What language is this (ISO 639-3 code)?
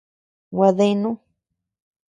cux